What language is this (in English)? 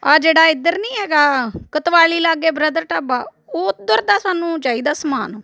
Punjabi